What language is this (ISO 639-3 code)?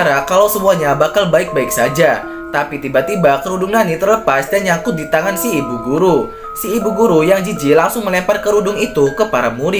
ind